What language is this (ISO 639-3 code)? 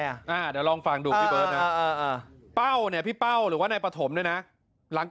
tha